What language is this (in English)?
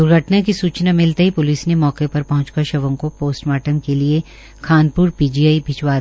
Hindi